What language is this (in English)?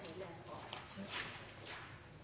Norwegian Nynorsk